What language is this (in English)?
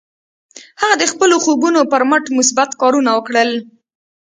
Pashto